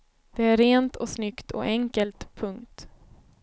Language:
Swedish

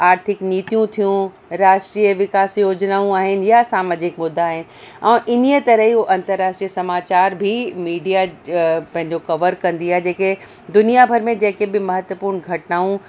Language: Sindhi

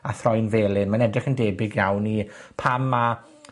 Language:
Welsh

